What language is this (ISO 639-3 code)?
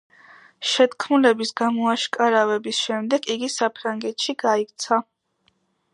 kat